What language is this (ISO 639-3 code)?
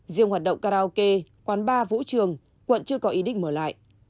vie